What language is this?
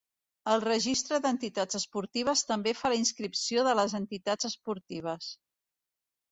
Catalan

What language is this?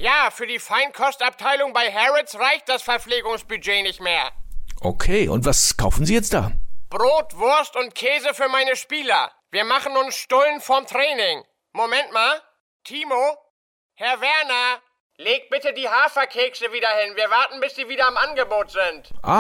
German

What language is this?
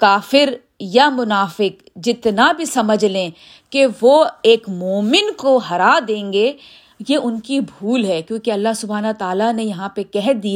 Urdu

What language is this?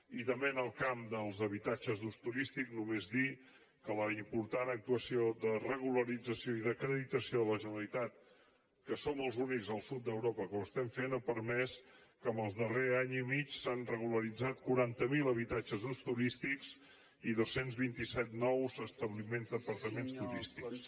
Catalan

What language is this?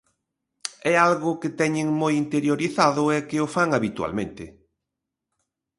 Galician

